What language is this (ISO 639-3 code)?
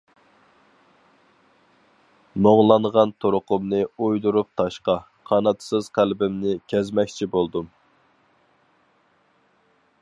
uig